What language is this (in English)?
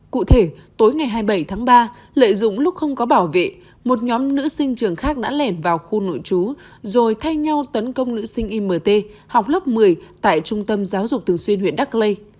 Vietnamese